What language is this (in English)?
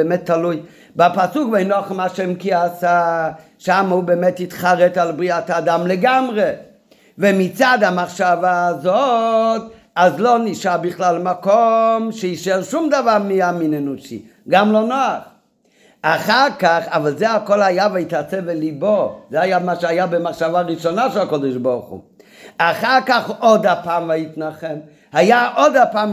Hebrew